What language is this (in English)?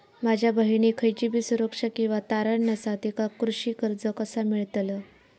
Marathi